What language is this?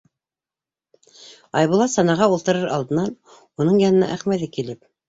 Bashkir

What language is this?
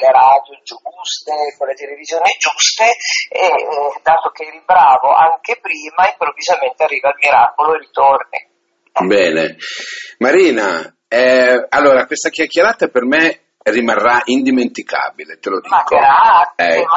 Italian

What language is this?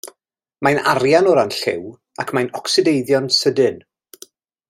Welsh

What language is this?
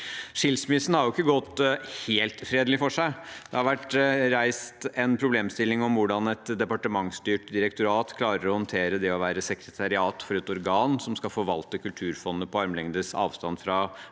Norwegian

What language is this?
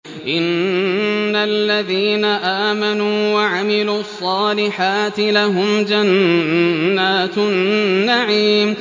Arabic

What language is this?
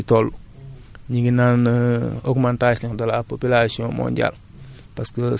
Wolof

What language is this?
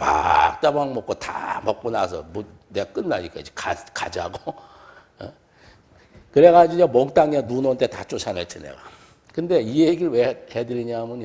Korean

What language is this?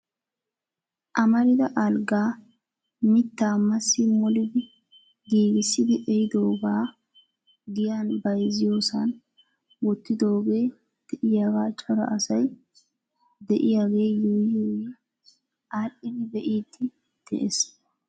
Wolaytta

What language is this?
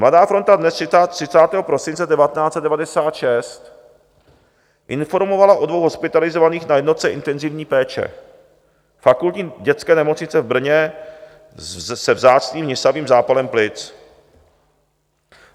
Czech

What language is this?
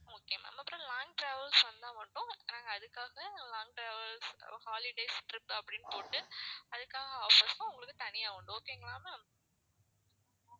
Tamil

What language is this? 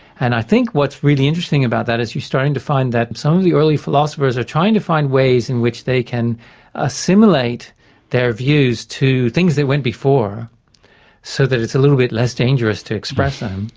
English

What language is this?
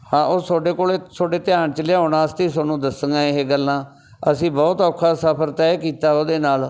Punjabi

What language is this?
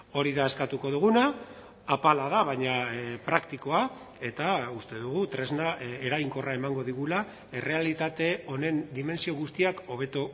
Basque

